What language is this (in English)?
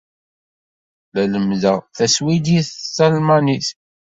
Kabyle